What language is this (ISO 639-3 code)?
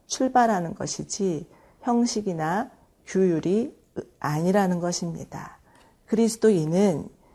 kor